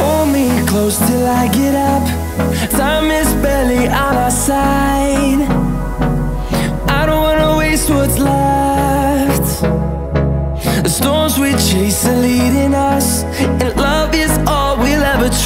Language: Indonesian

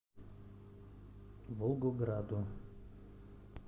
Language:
Russian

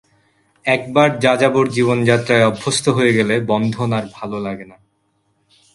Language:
Bangla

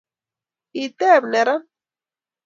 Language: Kalenjin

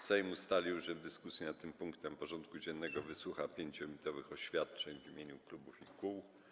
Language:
Polish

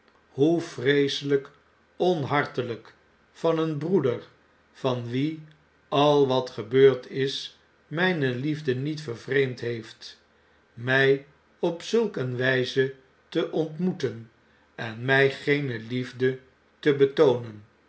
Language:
Dutch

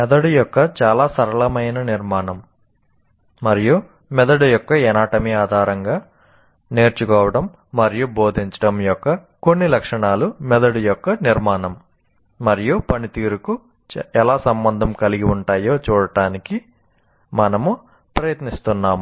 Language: Telugu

